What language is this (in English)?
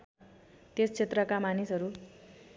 Nepali